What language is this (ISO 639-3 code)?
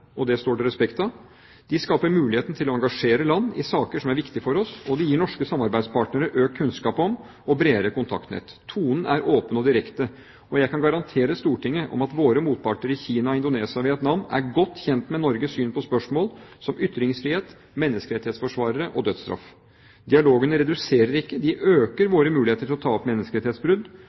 nob